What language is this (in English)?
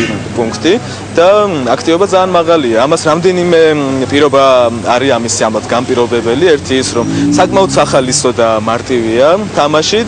Romanian